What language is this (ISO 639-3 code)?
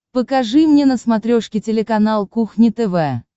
rus